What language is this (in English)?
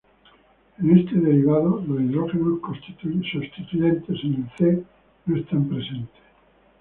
Spanish